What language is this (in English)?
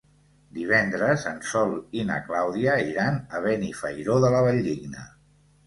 Catalan